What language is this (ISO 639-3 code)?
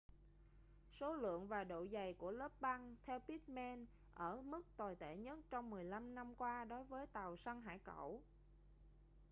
vie